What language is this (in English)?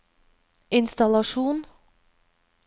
Norwegian